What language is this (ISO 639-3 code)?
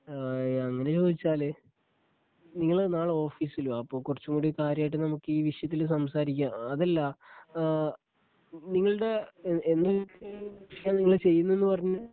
mal